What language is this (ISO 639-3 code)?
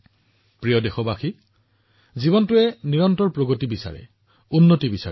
asm